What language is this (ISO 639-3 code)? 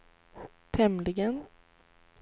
swe